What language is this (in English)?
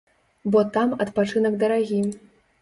Belarusian